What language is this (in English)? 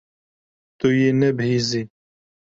Kurdish